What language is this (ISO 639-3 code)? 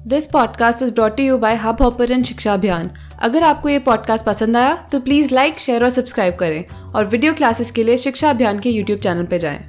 hin